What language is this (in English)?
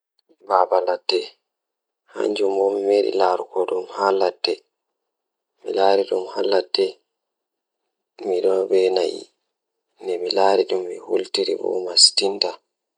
Fula